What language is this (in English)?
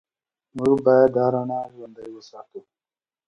Pashto